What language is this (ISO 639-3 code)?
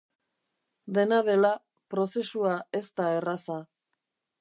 eus